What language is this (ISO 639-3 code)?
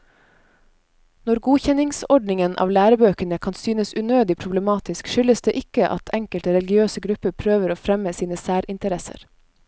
nor